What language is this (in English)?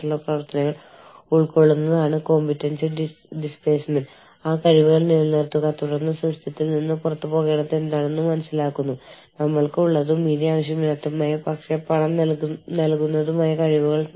Malayalam